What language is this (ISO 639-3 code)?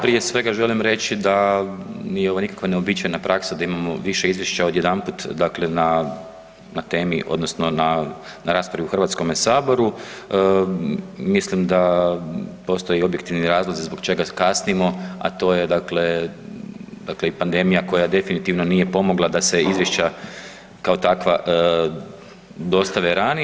hrv